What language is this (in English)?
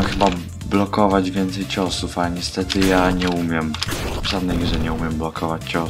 Polish